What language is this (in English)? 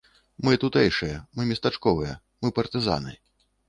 Belarusian